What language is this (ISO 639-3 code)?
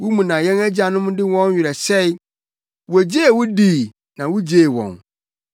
aka